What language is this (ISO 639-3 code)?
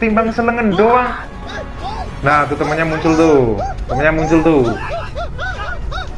ind